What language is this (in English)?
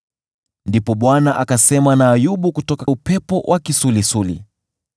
Swahili